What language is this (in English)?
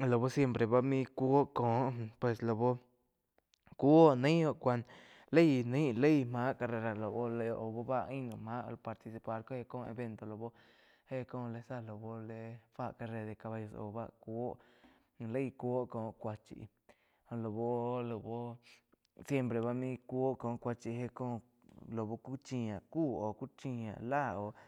Quiotepec Chinantec